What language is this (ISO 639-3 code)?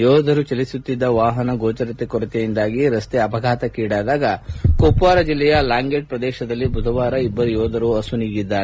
kan